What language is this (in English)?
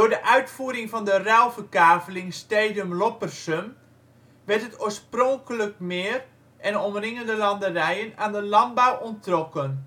Dutch